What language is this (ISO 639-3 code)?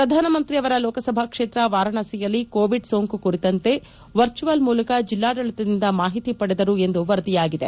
kan